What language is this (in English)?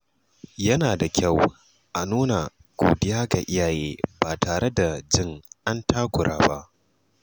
Hausa